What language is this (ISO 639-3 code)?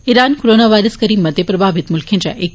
doi